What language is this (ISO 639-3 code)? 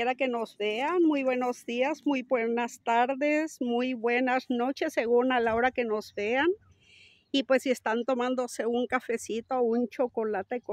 spa